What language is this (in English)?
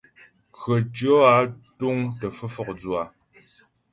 Ghomala